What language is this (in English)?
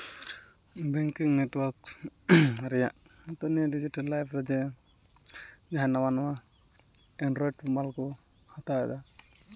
Santali